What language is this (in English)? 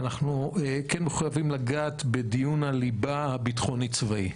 Hebrew